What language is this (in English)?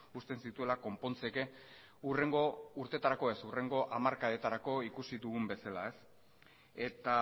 Basque